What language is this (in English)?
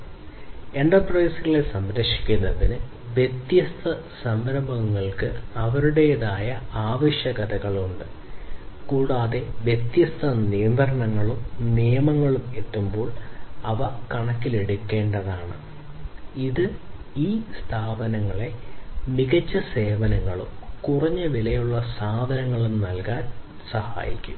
Malayalam